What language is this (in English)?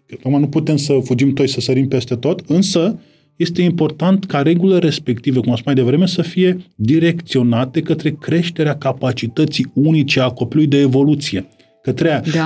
Romanian